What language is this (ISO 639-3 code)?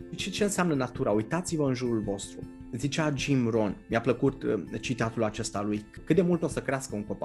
ron